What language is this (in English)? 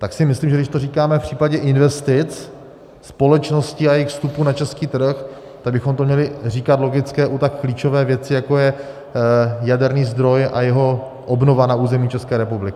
Czech